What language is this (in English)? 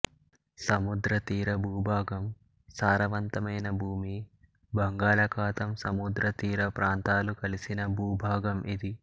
Telugu